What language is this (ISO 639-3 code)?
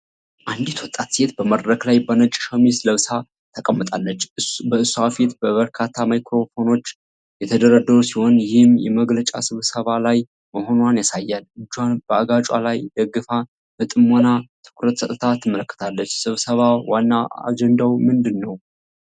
amh